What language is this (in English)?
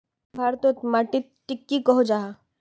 Magahi